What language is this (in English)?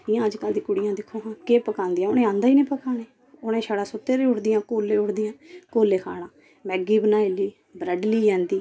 Dogri